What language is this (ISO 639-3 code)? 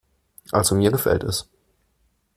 deu